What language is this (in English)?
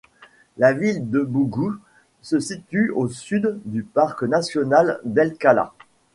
French